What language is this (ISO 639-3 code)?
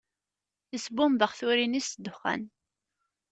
kab